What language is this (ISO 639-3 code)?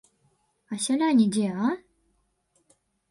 bel